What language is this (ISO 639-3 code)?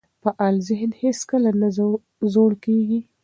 pus